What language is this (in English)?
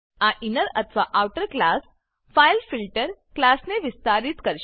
Gujarati